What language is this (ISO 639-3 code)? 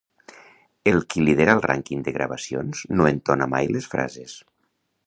cat